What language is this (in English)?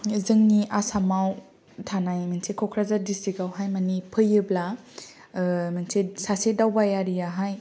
Bodo